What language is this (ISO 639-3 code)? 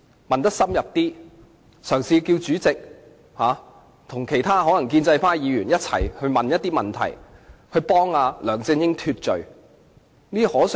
yue